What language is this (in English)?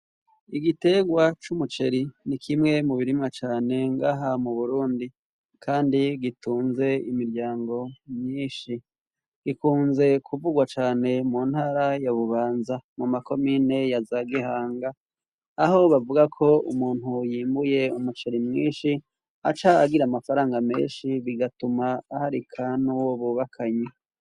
Rundi